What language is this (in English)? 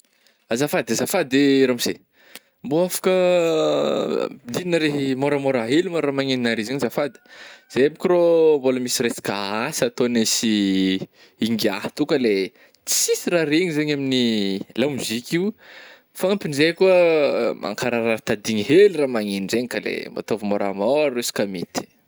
Northern Betsimisaraka Malagasy